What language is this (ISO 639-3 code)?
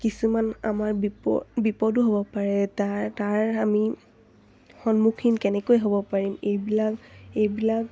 asm